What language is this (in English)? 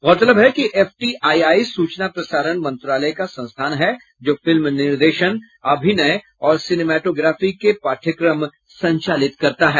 Hindi